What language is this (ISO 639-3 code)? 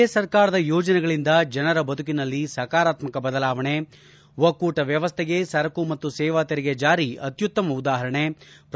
kan